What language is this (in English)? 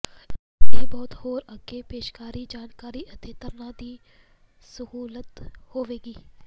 Punjabi